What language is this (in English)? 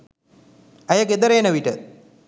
Sinhala